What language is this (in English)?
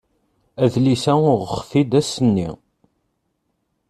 Kabyle